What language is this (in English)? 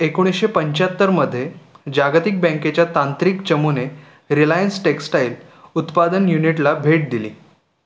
Marathi